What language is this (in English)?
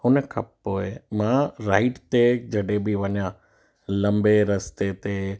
Sindhi